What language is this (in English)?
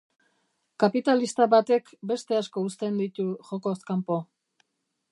Basque